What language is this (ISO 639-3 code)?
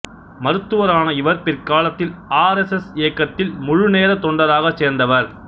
tam